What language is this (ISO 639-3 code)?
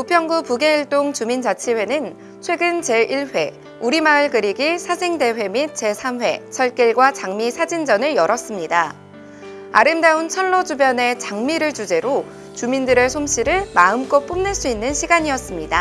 kor